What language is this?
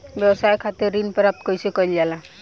Bhojpuri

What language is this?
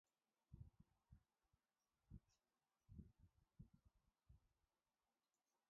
Arabic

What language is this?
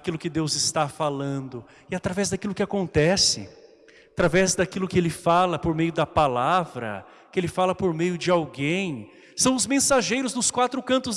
Portuguese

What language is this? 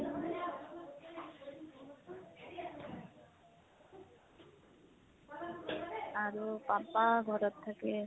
Assamese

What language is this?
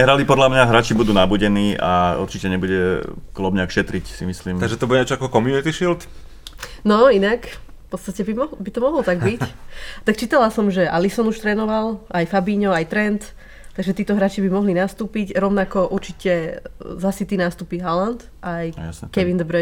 Slovak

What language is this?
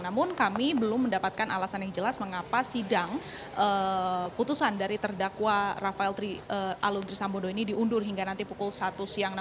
Indonesian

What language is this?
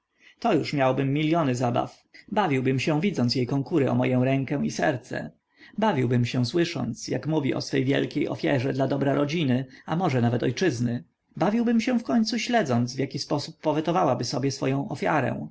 Polish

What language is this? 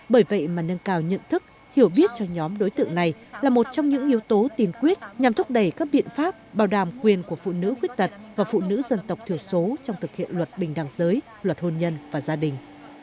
Vietnamese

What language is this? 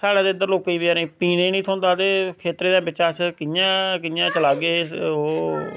Dogri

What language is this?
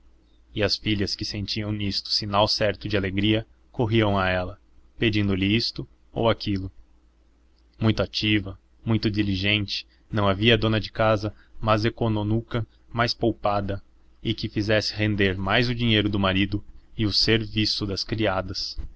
Portuguese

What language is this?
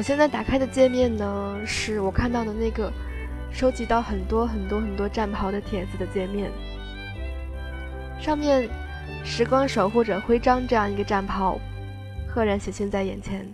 Chinese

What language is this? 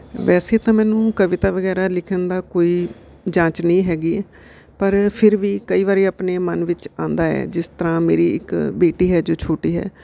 Punjabi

